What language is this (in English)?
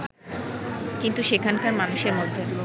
Bangla